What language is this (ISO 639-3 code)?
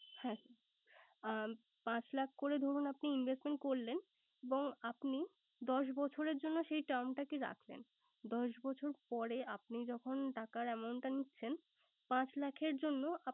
ben